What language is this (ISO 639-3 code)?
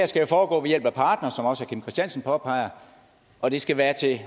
dan